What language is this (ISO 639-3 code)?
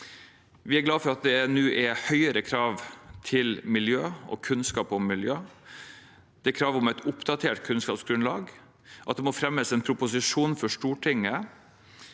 nor